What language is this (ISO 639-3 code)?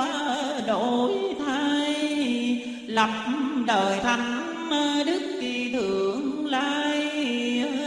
vie